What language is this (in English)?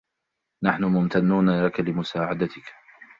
Arabic